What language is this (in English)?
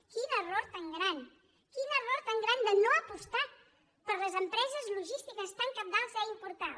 Catalan